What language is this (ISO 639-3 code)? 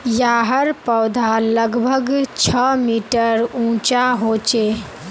mag